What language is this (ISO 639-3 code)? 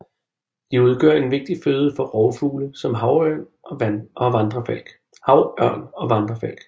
dan